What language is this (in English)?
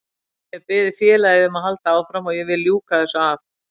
Icelandic